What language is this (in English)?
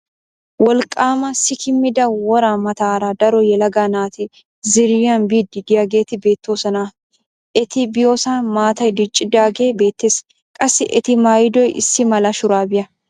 Wolaytta